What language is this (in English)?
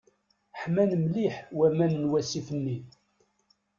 Kabyle